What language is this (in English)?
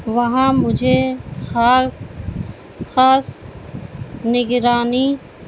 Urdu